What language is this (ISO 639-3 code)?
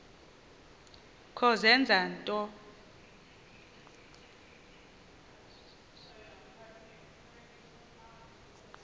xho